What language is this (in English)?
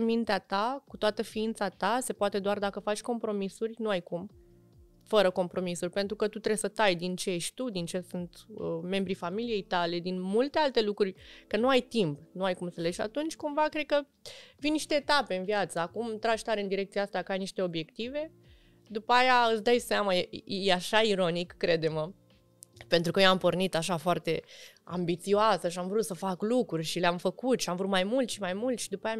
Romanian